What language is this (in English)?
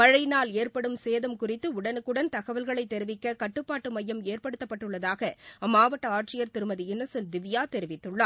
Tamil